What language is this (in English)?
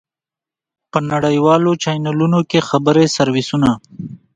Pashto